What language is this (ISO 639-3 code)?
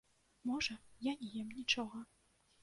bel